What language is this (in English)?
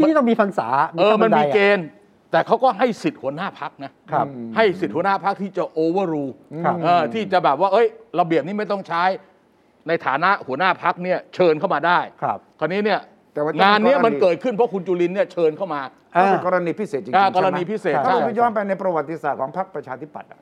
Thai